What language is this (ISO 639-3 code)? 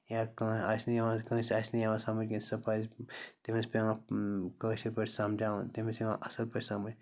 kas